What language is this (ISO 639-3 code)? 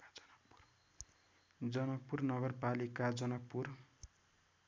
nep